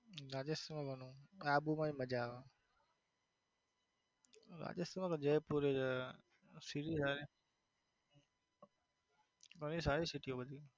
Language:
Gujarati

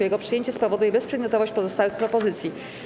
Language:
Polish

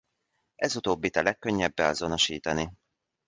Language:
Hungarian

